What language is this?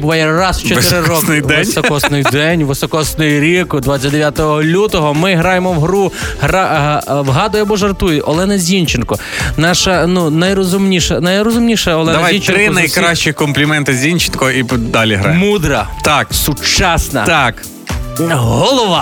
Ukrainian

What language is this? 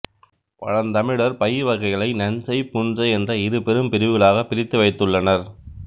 Tamil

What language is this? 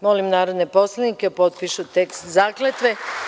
Serbian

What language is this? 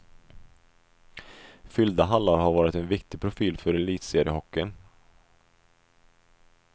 Swedish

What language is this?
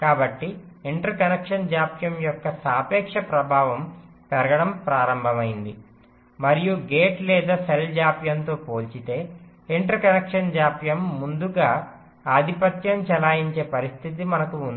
Telugu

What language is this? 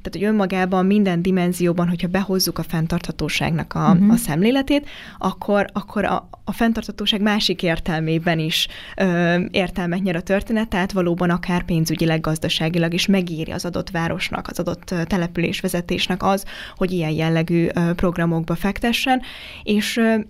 Hungarian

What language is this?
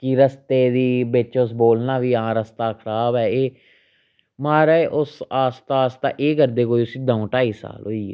Dogri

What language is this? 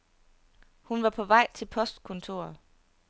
Danish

